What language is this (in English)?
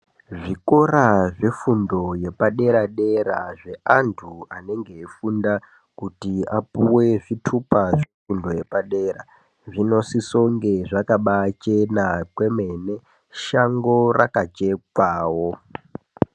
Ndau